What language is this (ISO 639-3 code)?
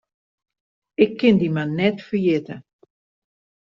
fry